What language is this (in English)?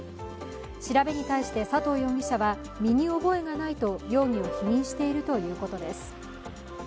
Japanese